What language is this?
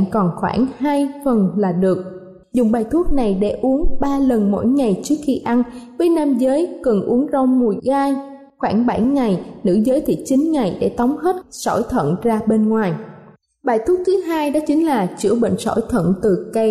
Vietnamese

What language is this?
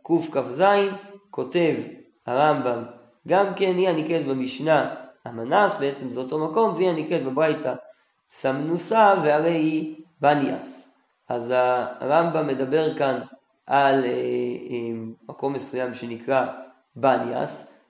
Hebrew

